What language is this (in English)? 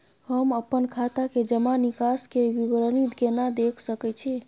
Maithili